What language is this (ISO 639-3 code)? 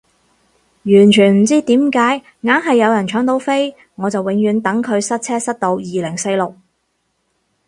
yue